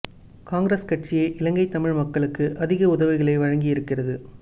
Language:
Tamil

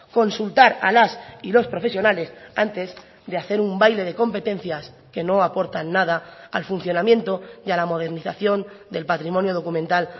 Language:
Spanish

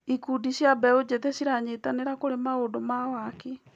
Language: Kikuyu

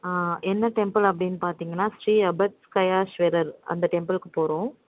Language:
Tamil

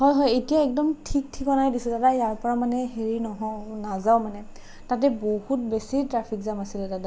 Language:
Assamese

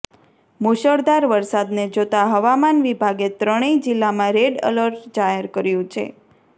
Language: Gujarati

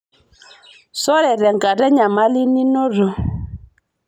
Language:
Masai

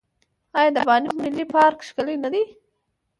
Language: Pashto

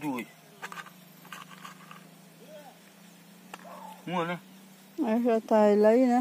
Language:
Portuguese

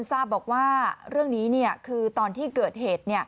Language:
Thai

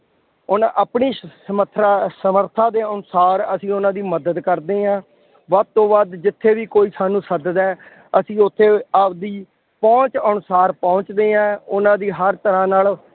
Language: Punjabi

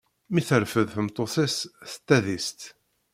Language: Kabyle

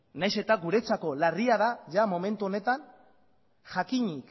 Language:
Basque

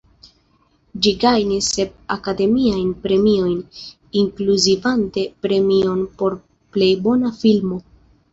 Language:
Esperanto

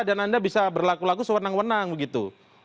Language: Indonesian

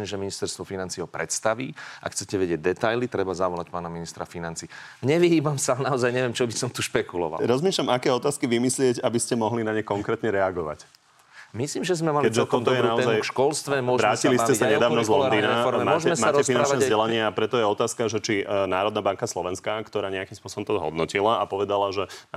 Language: Slovak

